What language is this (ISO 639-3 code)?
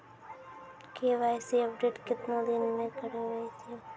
mai